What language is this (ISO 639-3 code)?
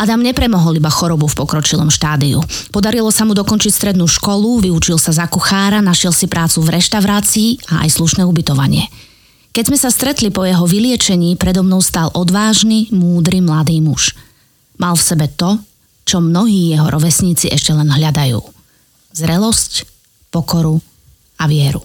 slk